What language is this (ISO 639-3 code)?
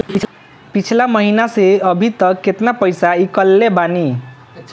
bho